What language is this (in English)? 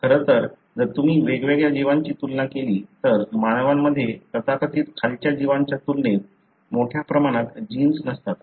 Marathi